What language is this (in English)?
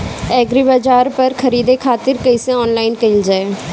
Bhojpuri